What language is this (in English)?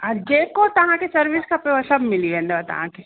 Sindhi